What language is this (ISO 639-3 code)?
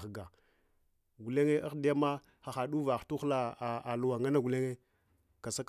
hwo